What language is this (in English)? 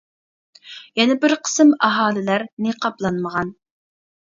Uyghur